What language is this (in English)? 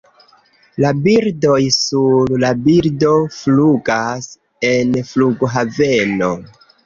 Esperanto